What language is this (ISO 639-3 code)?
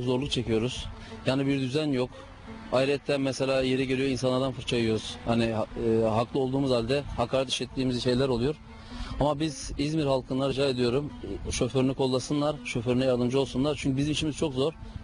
tur